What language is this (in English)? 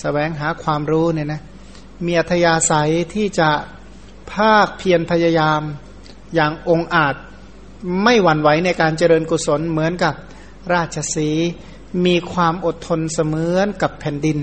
Thai